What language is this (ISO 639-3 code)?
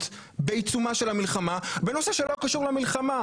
heb